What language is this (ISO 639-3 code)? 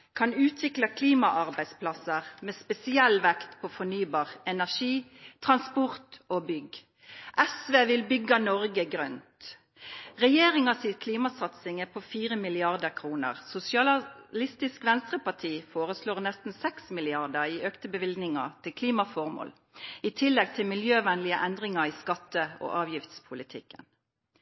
nno